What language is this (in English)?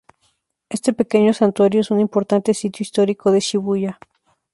Spanish